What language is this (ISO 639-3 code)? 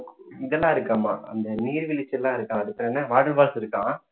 tam